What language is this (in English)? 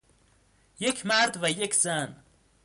Persian